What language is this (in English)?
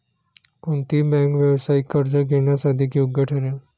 Marathi